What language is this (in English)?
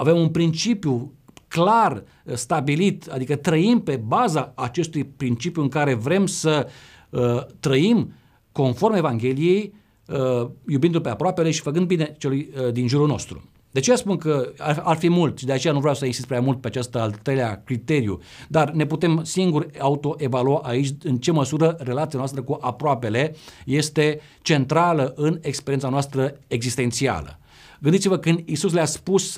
Romanian